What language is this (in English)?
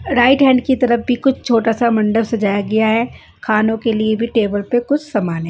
Hindi